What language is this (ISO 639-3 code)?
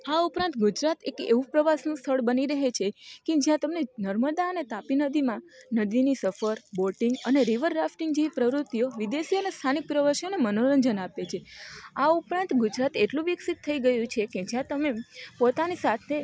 guj